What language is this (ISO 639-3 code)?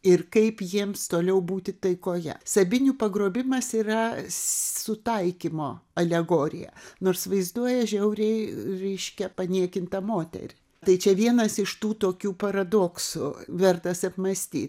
lit